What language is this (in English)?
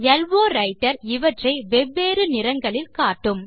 Tamil